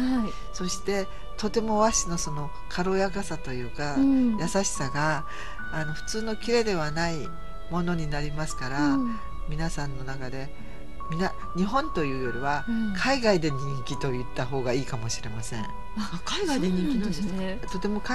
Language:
Japanese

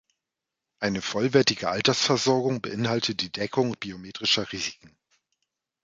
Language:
German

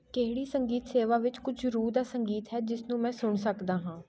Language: Punjabi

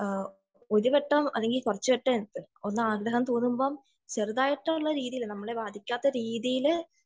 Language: Malayalam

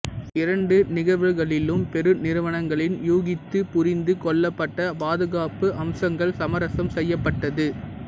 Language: Tamil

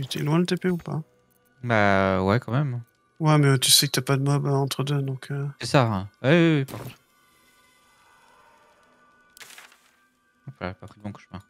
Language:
French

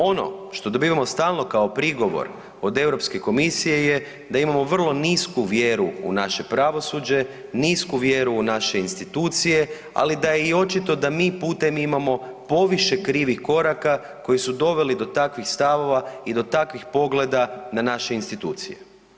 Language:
Croatian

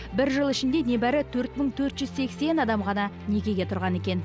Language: Kazakh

